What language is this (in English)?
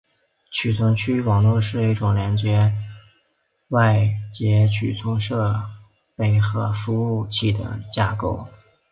Chinese